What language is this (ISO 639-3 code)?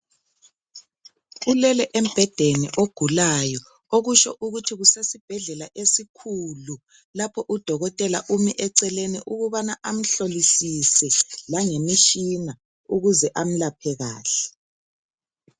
nde